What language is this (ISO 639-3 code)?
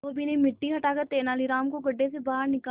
hin